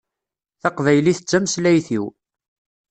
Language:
Kabyle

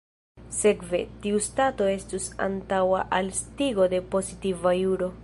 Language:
Esperanto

